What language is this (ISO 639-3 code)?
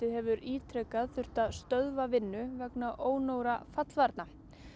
isl